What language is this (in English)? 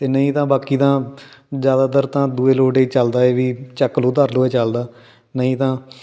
Punjabi